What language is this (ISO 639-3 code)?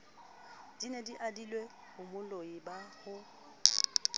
sot